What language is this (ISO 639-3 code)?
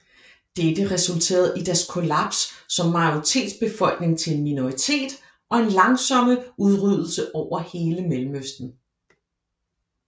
dan